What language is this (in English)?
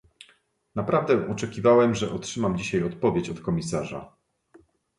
Polish